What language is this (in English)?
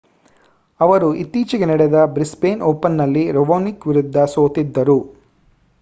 Kannada